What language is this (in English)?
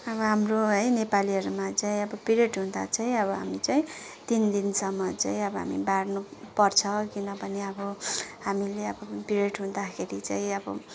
Nepali